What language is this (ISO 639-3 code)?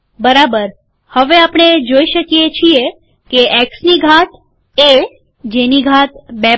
guj